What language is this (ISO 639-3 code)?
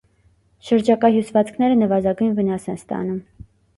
hye